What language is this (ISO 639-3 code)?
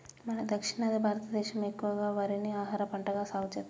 tel